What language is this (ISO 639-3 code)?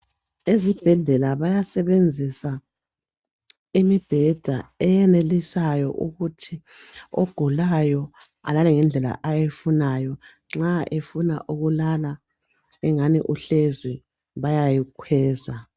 nde